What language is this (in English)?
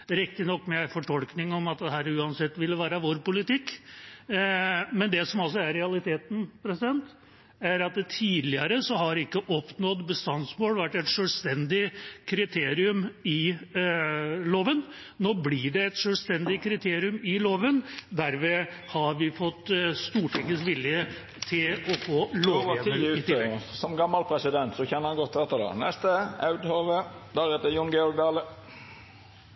Norwegian